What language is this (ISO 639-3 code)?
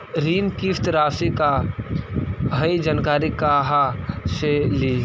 mag